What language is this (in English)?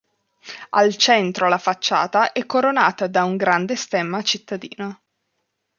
Italian